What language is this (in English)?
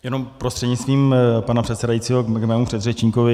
Czech